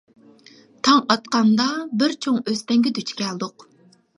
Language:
Uyghur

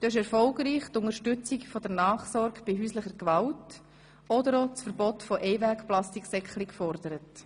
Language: Swiss German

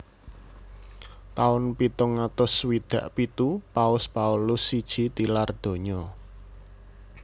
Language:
Javanese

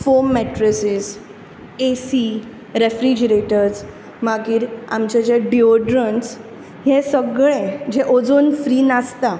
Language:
Konkani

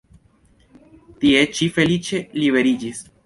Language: Esperanto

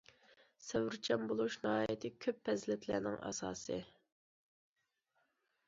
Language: Uyghur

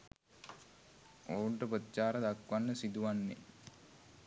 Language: Sinhala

